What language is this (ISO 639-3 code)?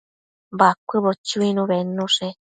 mcf